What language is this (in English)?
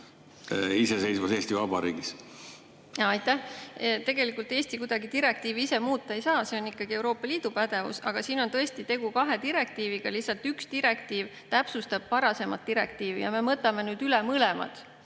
Estonian